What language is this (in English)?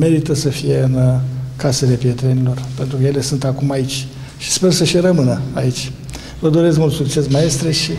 Romanian